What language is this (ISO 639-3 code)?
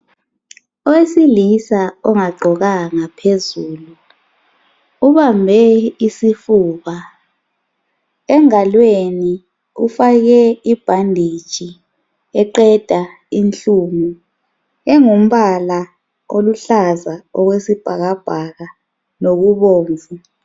nde